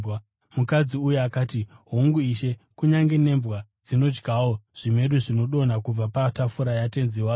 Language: Shona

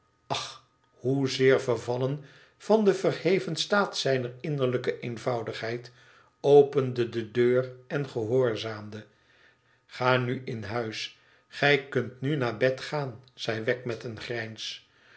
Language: Dutch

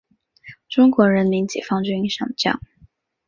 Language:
Chinese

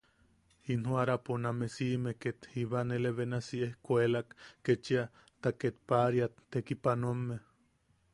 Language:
Yaqui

